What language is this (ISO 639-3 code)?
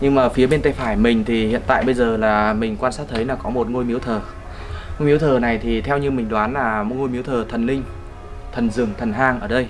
vie